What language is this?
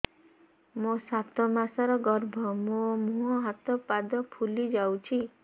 Odia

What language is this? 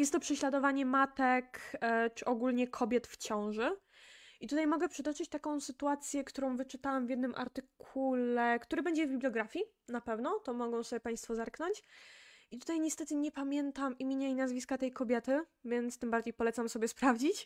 Polish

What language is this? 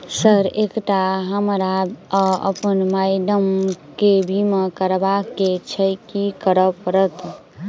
Maithili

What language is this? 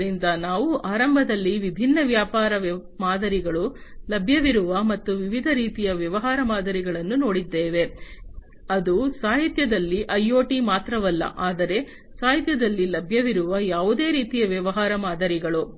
Kannada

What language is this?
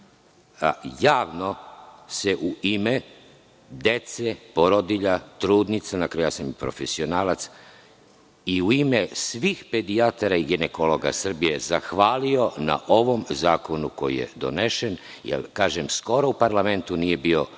Serbian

